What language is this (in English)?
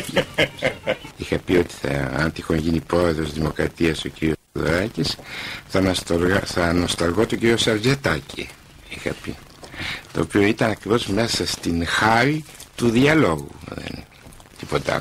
Greek